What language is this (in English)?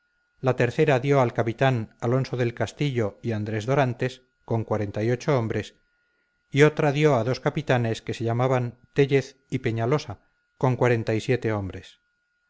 Spanish